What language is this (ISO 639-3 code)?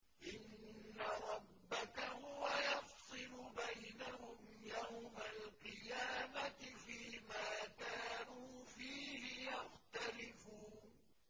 ara